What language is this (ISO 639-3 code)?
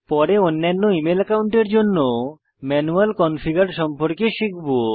ben